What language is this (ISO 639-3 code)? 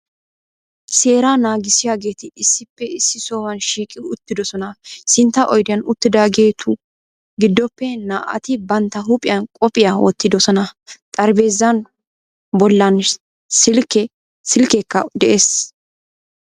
wal